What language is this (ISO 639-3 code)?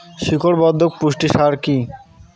ben